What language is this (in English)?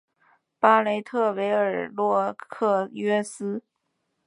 Chinese